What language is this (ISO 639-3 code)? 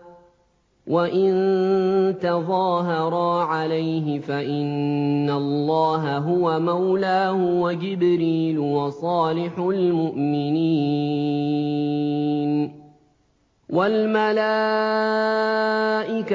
ara